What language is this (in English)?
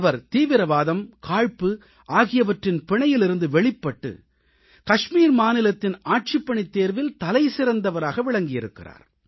Tamil